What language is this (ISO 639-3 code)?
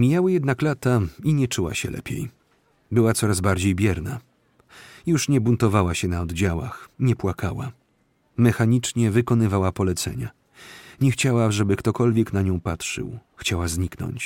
pol